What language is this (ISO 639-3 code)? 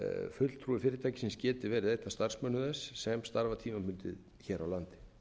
isl